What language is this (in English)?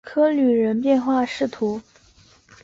Chinese